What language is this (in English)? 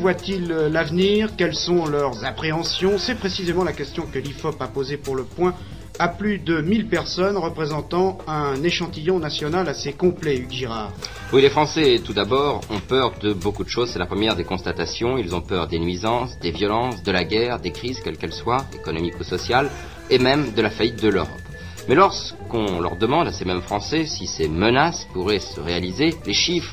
French